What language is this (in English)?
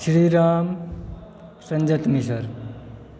Maithili